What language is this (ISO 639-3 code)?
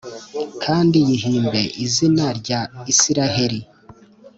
kin